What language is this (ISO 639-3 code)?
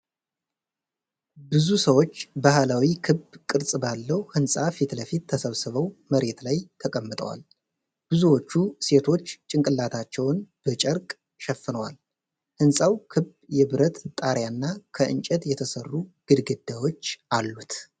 amh